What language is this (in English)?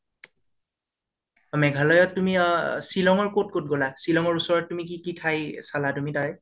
Assamese